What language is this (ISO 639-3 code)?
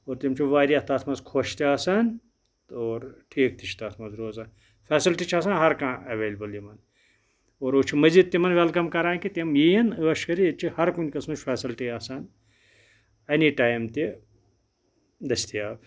kas